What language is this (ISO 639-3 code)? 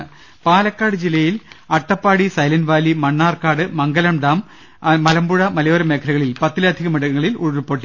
mal